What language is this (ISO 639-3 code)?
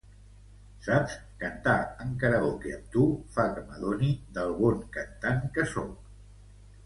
cat